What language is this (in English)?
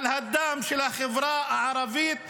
Hebrew